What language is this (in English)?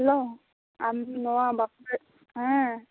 Santali